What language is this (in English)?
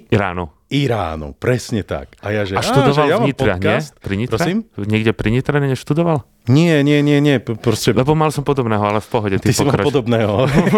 Slovak